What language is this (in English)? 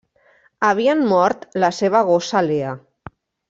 Catalan